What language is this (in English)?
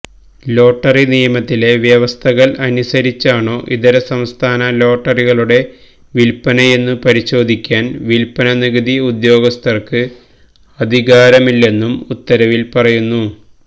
Malayalam